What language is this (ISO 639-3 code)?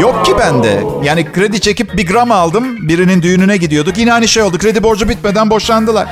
tur